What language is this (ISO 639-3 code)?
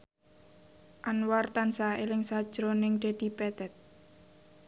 jav